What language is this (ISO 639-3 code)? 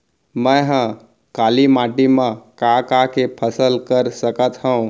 hne